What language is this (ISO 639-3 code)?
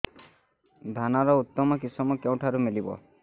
ori